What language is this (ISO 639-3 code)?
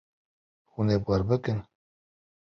kur